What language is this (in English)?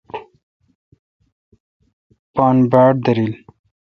Kalkoti